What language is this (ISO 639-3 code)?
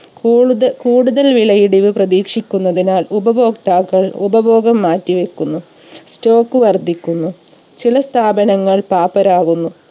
mal